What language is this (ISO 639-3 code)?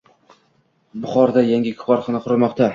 uzb